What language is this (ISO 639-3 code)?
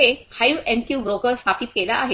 mar